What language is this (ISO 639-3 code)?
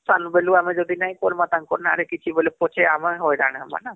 ori